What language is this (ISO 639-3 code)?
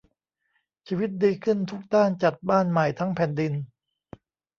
tha